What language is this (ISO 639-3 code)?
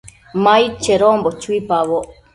mcf